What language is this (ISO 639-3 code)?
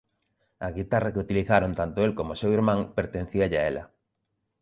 glg